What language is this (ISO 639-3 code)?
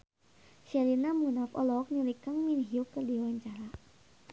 sun